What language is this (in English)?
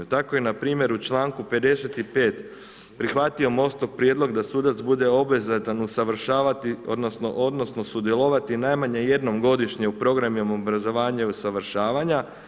Croatian